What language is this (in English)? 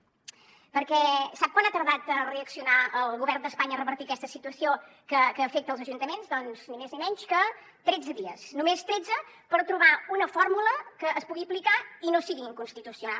Catalan